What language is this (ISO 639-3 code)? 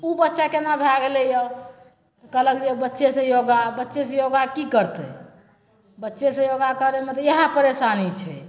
mai